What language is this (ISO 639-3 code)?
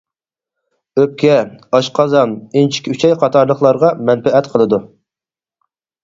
uig